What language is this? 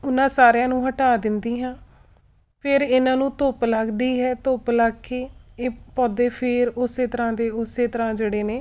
Punjabi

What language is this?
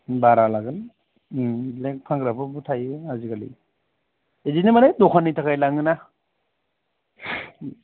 Bodo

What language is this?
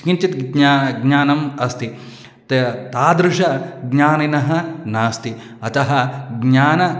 Sanskrit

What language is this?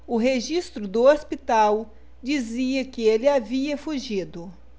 Portuguese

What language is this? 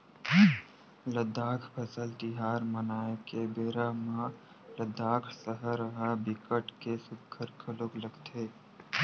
Chhattisgarhi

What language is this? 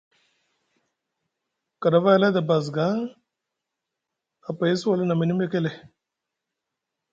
Musgu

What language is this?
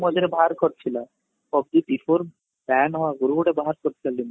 Odia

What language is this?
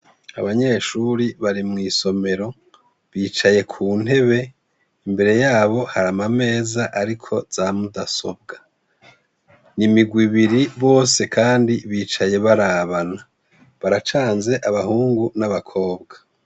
Rundi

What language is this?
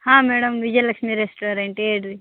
Kannada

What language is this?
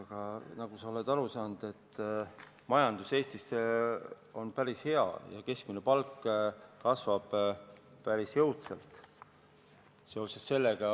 Estonian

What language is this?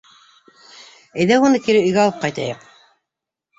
Bashkir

